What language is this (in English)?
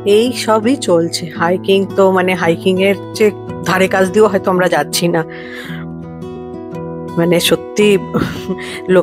Hindi